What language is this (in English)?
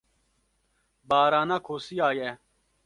Kurdish